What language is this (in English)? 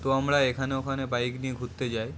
Bangla